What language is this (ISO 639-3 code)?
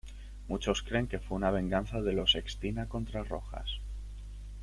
spa